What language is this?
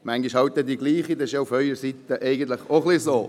Swiss German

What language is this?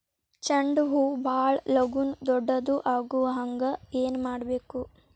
Kannada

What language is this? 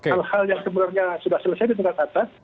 Indonesian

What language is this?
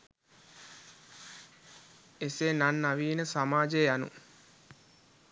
Sinhala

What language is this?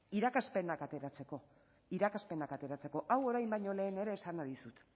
Basque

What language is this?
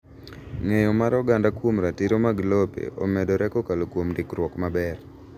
Luo (Kenya and Tanzania)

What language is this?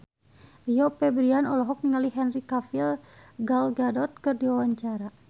Sundanese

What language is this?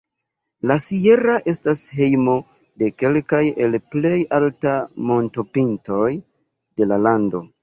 Esperanto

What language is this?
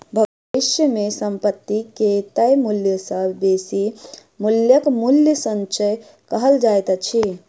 Maithili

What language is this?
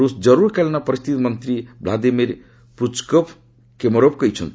Odia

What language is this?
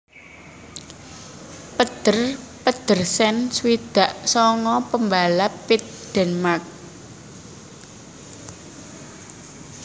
Javanese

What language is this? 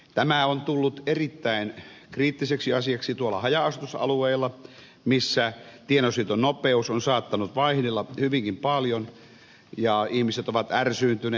Finnish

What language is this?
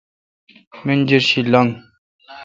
Kalkoti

